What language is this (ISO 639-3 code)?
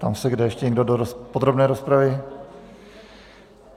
ces